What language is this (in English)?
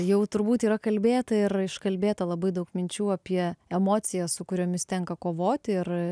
Lithuanian